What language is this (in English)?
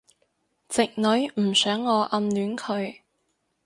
Cantonese